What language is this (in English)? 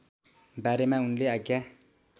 Nepali